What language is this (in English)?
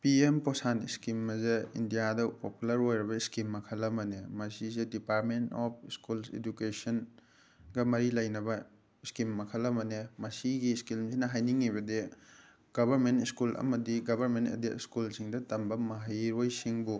Manipuri